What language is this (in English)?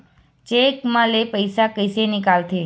Chhattisgarhi